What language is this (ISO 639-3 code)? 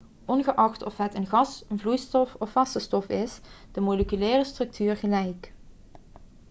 nld